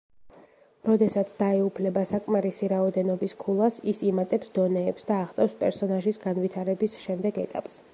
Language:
Georgian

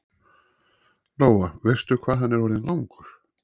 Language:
Icelandic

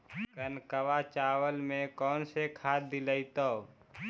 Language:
Magahi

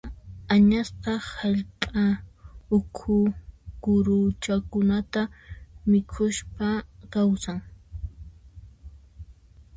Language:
Puno Quechua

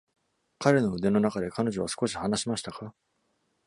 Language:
Japanese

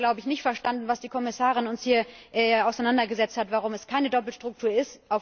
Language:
German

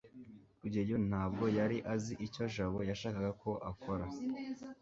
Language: Kinyarwanda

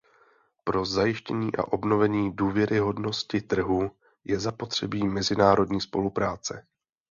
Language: Czech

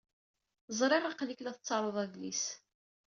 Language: Kabyle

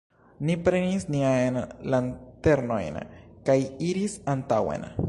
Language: Esperanto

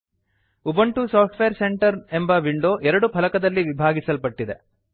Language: Kannada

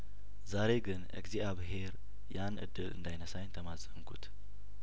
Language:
Amharic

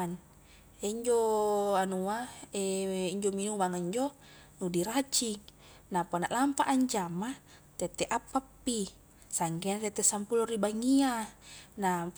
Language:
Highland Konjo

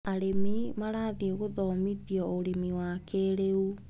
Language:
Kikuyu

